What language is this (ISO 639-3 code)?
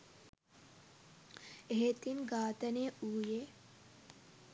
sin